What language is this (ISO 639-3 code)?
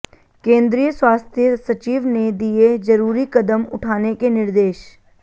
hin